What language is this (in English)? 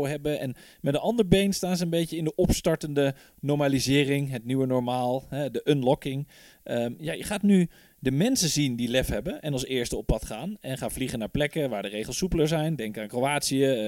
Dutch